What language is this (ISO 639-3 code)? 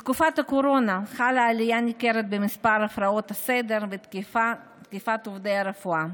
heb